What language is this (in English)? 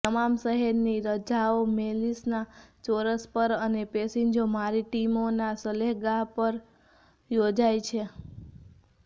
Gujarati